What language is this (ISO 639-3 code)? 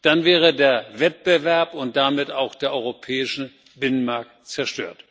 deu